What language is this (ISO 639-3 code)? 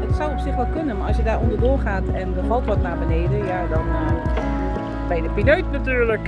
nld